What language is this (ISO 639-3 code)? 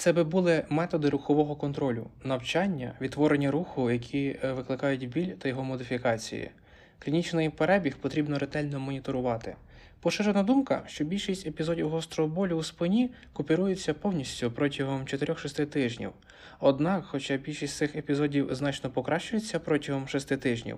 ukr